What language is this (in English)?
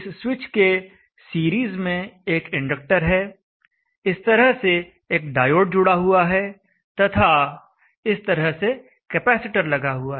Hindi